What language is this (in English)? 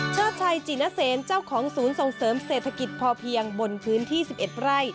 Thai